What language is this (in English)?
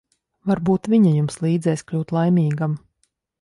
Latvian